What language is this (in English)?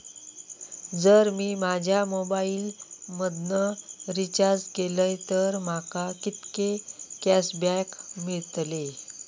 Marathi